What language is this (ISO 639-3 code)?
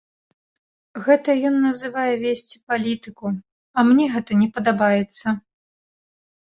bel